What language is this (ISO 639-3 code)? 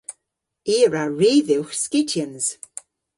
cor